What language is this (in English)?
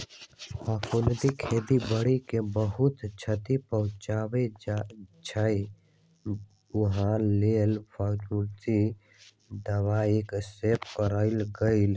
Magahi